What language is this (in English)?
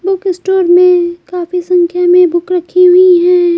Hindi